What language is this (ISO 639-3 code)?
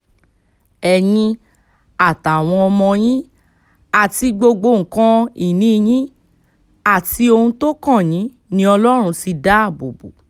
yor